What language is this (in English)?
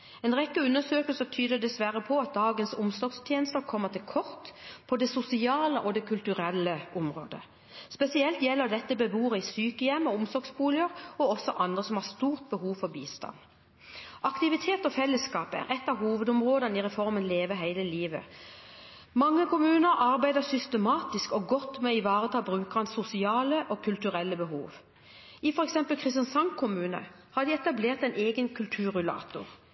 Norwegian Bokmål